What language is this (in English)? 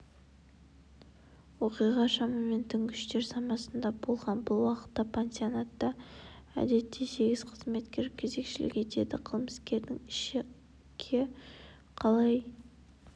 Kazakh